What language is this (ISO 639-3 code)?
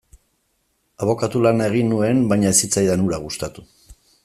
eus